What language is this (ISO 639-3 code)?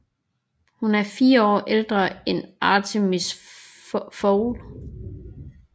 dan